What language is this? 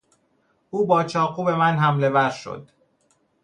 Persian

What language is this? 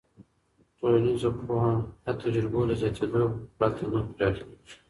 Pashto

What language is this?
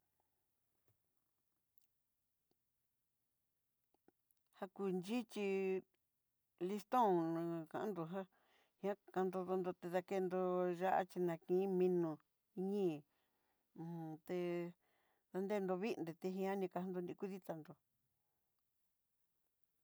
Southeastern Nochixtlán Mixtec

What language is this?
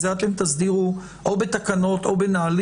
Hebrew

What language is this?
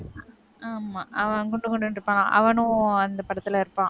Tamil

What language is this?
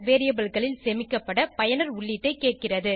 Tamil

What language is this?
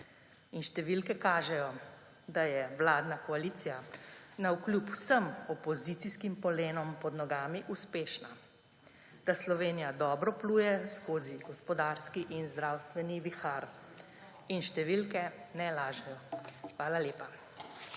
Slovenian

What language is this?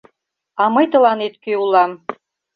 Mari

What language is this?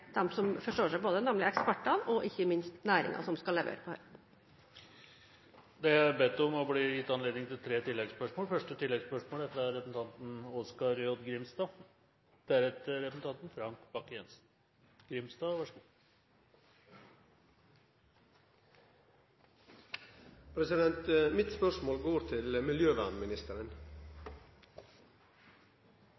Norwegian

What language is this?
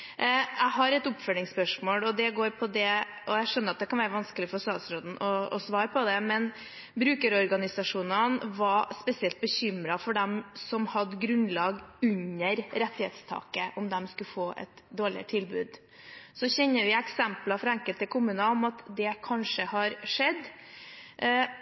Norwegian Bokmål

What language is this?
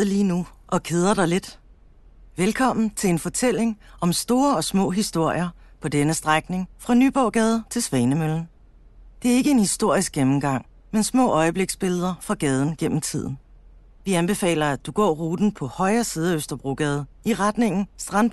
Danish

